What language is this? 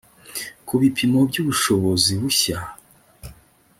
Kinyarwanda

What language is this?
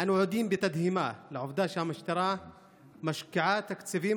Hebrew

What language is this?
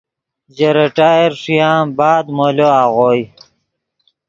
Yidgha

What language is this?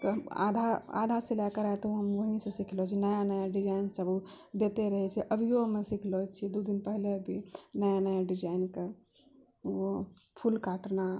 Maithili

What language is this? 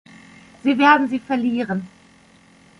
German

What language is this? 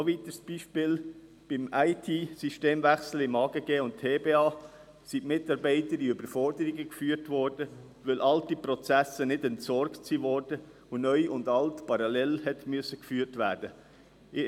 Swiss German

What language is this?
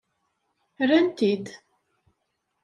Kabyle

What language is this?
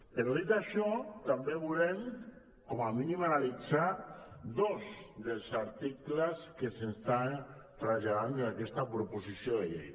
Catalan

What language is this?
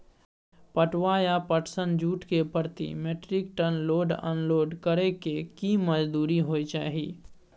Maithili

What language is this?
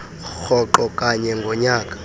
Xhosa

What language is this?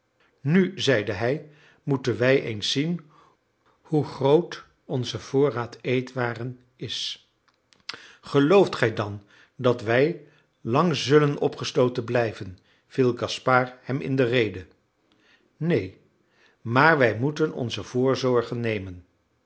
Dutch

